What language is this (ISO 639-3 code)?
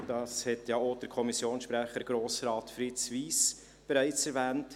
gsw